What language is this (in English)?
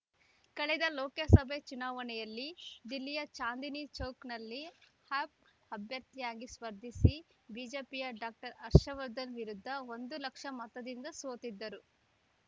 Kannada